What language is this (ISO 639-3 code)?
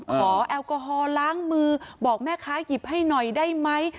tha